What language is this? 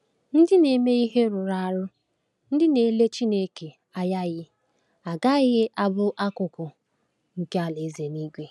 Igbo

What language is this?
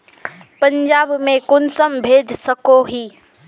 Magahi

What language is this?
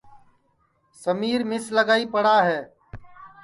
Sansi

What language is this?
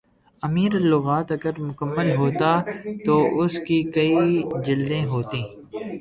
Urdu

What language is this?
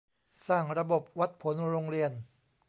Thai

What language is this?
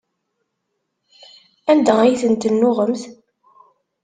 Kabyle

